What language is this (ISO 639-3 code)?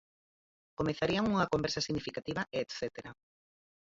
glg